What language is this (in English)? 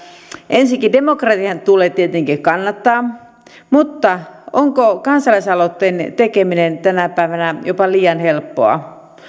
Finnish